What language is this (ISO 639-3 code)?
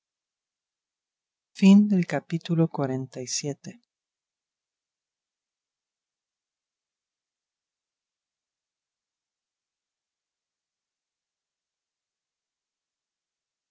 spa